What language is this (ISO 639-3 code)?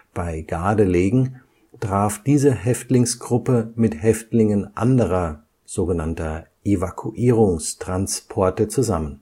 deu